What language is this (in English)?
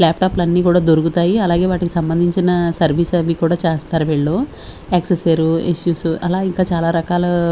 Telugu